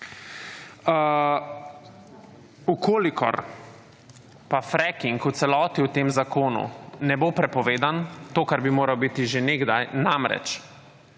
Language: Slovenian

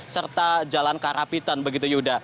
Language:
Indonesian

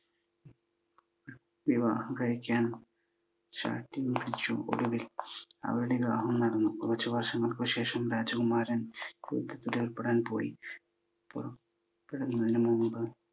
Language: Malayalam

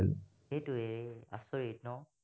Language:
Assamese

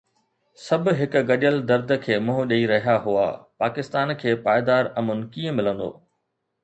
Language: Sindhi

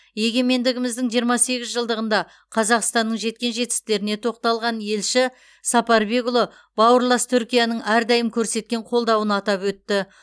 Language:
Kazakh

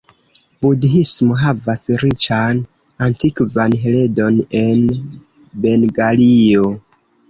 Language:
Esperanto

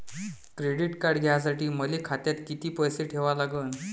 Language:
Marathi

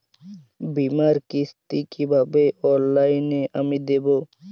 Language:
Bangla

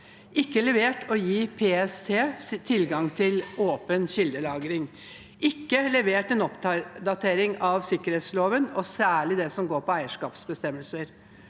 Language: Norwegian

